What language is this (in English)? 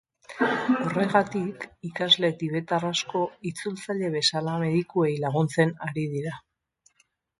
Basque